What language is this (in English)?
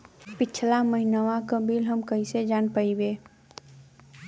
Bhojpuri